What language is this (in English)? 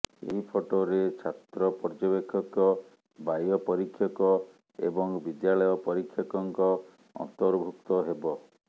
Odia